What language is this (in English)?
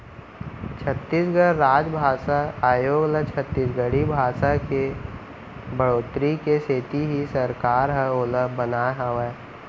Chhattisgarhi